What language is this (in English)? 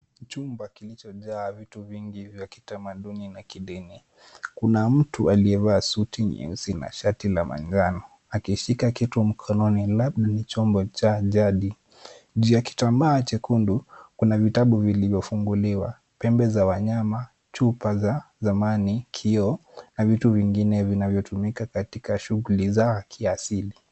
Swahili